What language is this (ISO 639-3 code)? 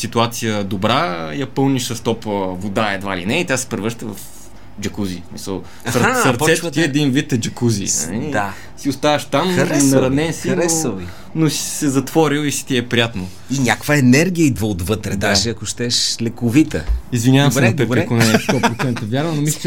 bul